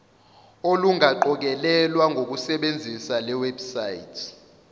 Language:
Zulu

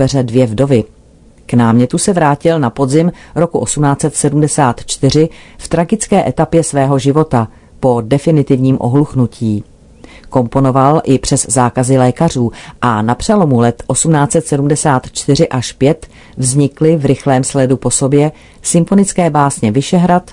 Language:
Czech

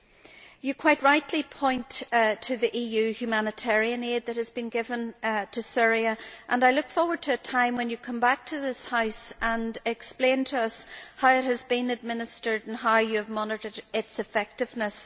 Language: English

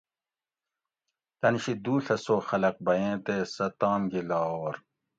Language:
Gawri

